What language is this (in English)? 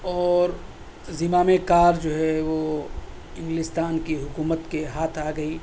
Urdu